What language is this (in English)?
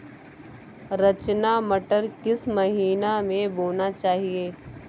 Hindi